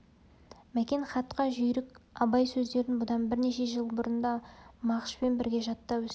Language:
Kazakh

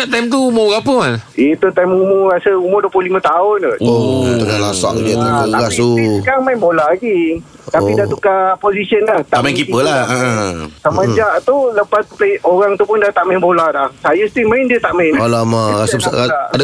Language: Malay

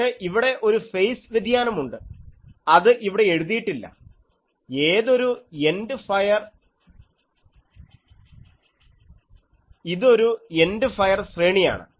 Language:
Malayalam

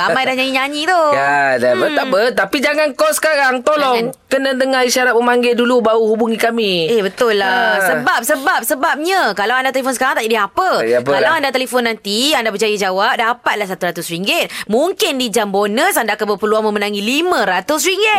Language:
Malay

